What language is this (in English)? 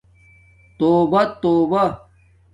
Domaaki